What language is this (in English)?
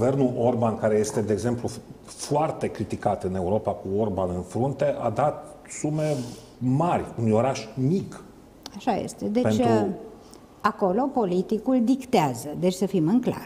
Romanian